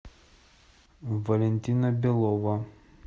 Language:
Russian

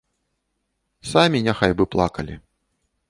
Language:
Belarusian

